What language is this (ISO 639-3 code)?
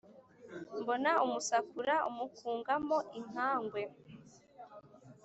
kin